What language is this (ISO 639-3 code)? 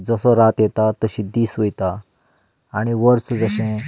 kok